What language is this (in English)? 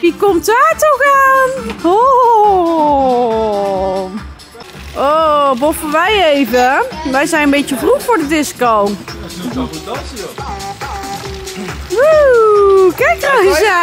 Dutch